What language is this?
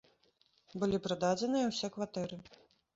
Belarusian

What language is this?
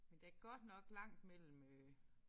Danish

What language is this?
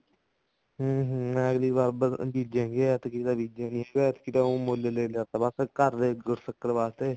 Punjabi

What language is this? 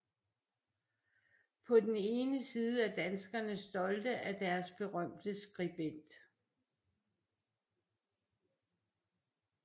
Danish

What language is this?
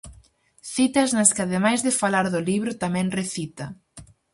Galician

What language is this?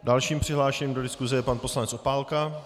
Czech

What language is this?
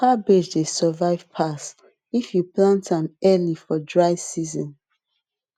Nigerian Pidgin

